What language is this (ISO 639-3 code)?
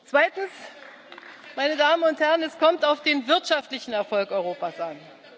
deu